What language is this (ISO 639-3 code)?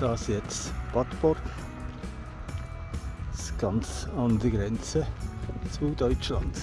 deu